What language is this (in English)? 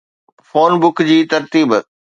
Sindhi